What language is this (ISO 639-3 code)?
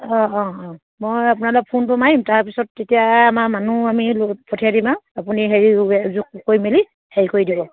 asm